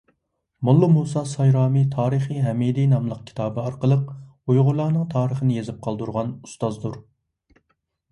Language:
Uyghur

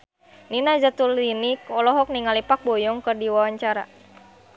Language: Sundanese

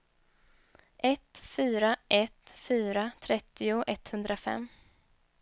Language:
Swedish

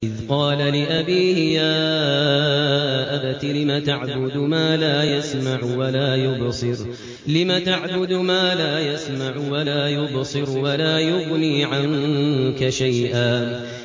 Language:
Arabic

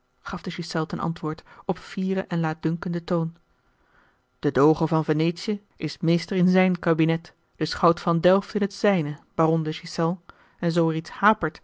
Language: Dutch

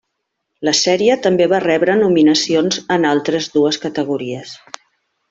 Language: Catalan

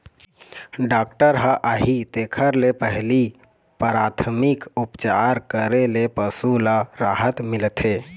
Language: Chhattisgarhi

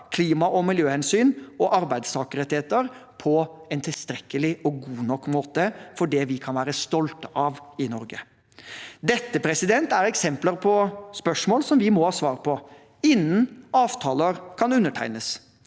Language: Norwegian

